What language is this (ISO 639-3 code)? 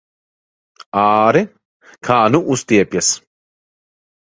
lav